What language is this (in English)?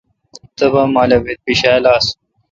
Kalkoti